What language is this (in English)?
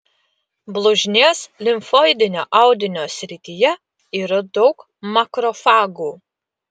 Lithuanian